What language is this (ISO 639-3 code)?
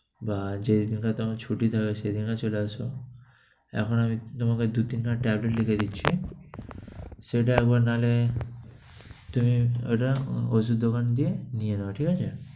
ben